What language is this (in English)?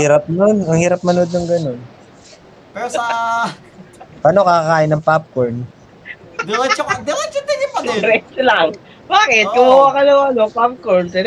Filipino